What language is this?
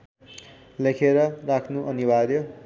Nepali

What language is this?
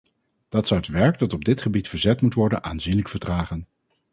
Dutch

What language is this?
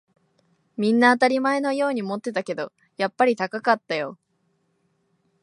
Japanese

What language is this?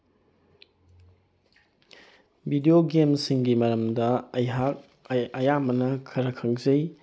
Manipuri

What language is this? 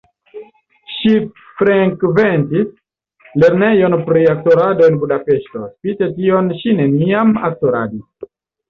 Esperanto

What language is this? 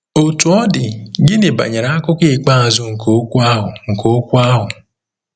Igbo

